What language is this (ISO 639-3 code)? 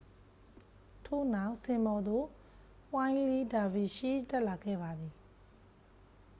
mya